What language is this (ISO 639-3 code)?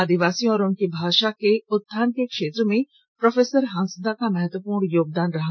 hin